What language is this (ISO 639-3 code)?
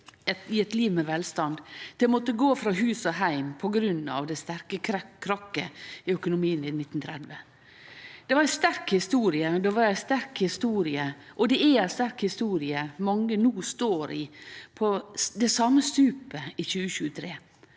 nor